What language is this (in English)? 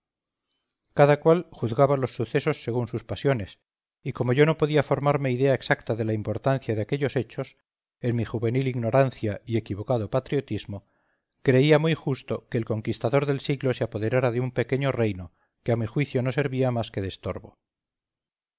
Spanish